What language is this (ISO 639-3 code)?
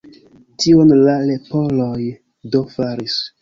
epo